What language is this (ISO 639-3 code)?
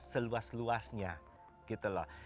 ind